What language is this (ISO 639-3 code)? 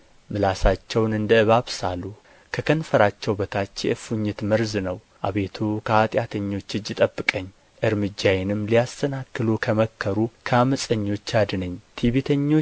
amh